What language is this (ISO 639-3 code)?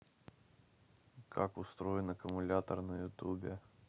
rus